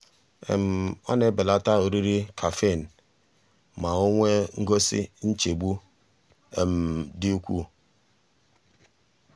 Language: Igbo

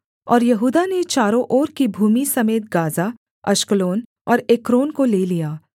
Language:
Hindi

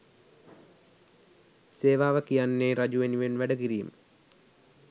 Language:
Sinhala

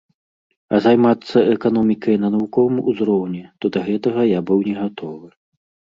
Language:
Belarusian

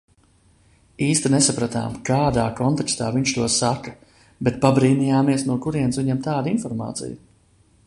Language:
Latvian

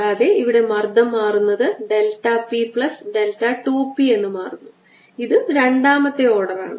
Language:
Malayalam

